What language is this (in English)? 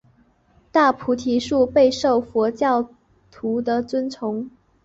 Chinese